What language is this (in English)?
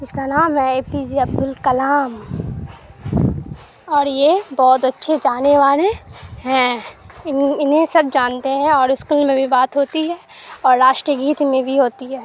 Urdu